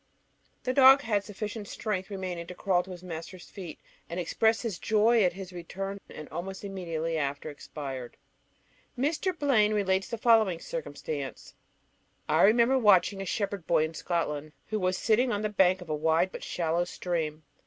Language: English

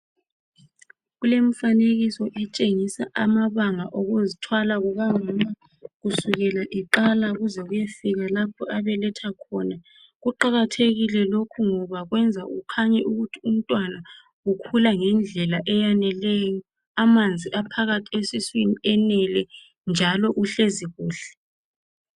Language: North Ndebele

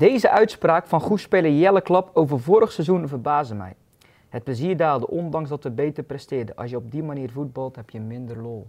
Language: Dutch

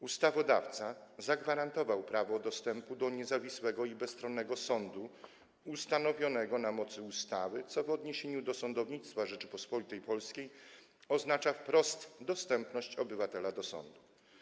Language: Polish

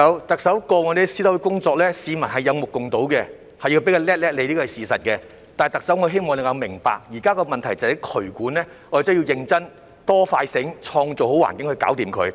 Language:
Cantonese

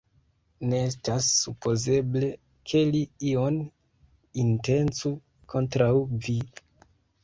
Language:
Esperanto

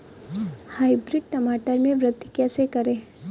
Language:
Hindi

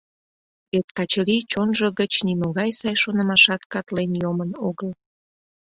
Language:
Mari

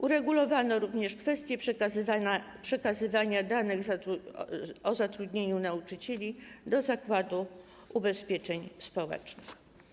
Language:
Polish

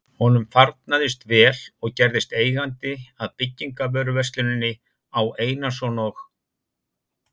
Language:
Icelandic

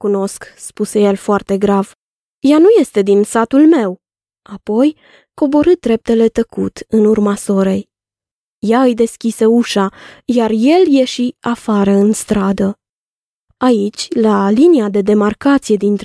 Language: Romanian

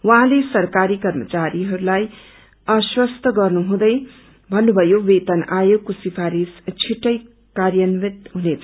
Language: Nepali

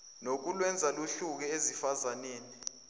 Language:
Zulu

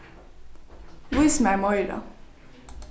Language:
Faroese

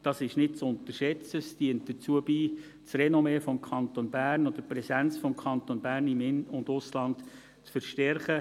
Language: Swiss German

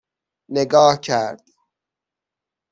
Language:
Persian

